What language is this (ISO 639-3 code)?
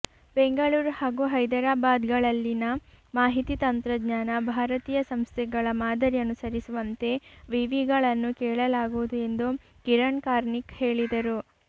kan